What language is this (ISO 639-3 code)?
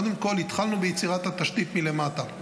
heb